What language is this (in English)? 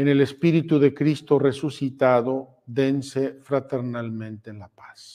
Spanish